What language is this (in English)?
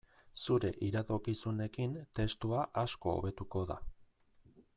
Basque